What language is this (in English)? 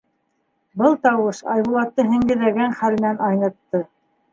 Bashkir